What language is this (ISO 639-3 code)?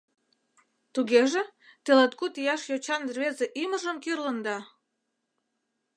chm